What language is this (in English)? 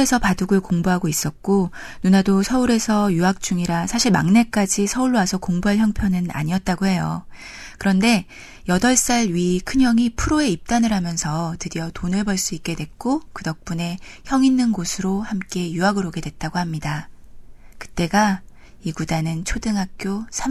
Korean